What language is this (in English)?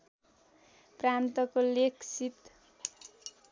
Nepali